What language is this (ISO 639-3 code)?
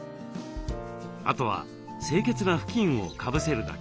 jpn